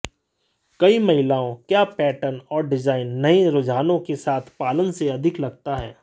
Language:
Hindi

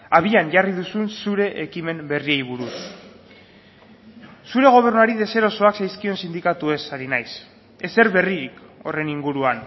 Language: Basque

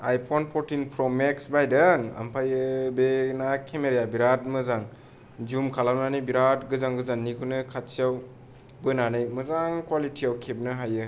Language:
Bodo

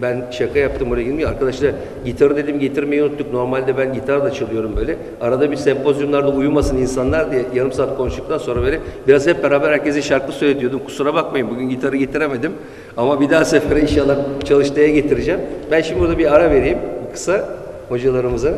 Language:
Turkish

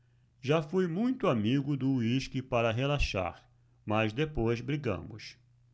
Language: Portuguese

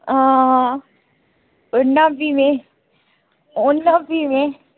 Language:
Dogri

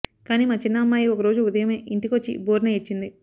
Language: Telugu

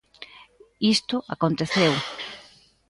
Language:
Galician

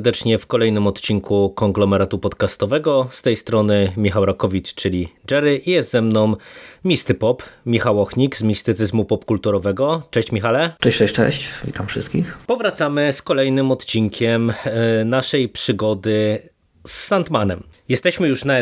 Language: Polish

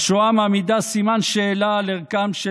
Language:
Hebrew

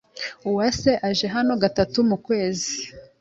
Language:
Kinyarwanda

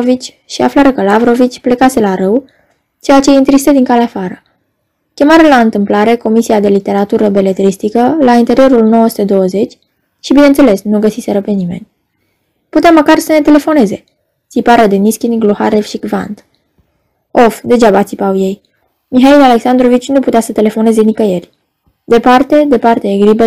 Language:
Romanian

